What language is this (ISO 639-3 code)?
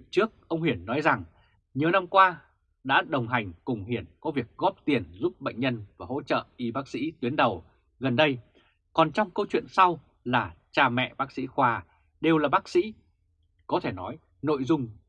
vie